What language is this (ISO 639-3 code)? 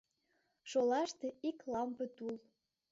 chm